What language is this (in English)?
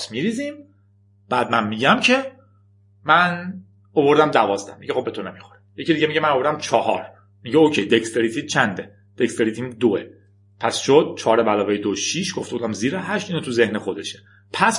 Persian